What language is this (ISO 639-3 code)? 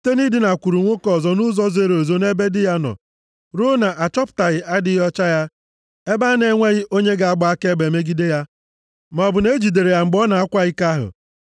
ibo